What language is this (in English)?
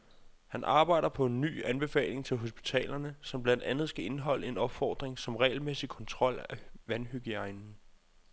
Danish